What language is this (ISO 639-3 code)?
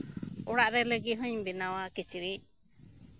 sat